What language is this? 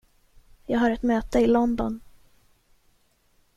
Swedish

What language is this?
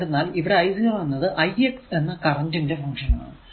Malayalam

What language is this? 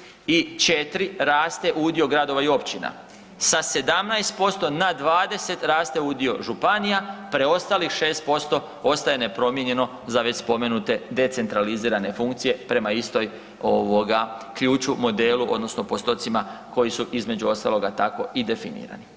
Croatian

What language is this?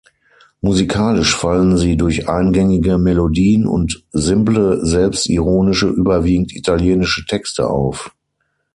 German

